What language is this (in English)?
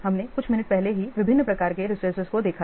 Hindi